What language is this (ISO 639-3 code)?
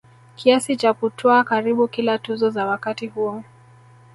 swa